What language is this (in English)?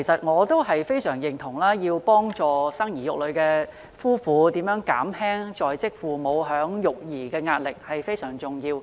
Cantonese